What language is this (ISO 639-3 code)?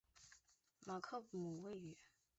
zho